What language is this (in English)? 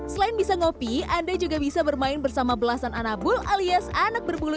Indonesian